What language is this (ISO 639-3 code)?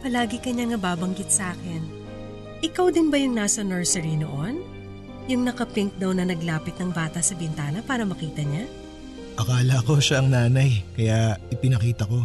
fil